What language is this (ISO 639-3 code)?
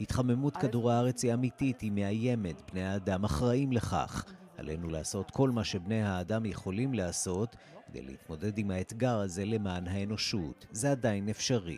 heb